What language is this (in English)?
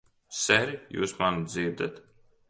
Latvian